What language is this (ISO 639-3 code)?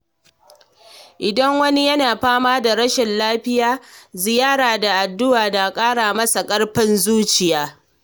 hau